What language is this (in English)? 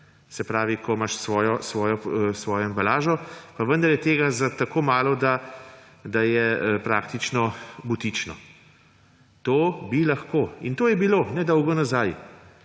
Slovenian